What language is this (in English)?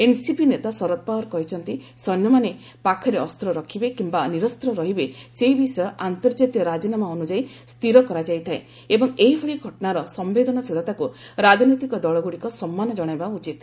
Odia